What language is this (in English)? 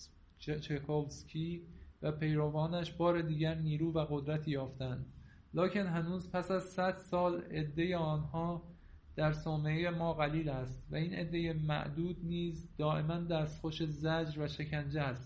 Persian